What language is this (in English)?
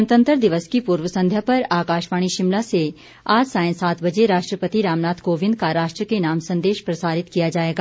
Hindi